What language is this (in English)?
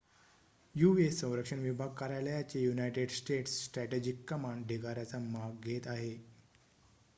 Marathi